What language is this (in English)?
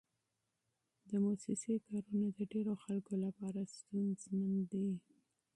Pashto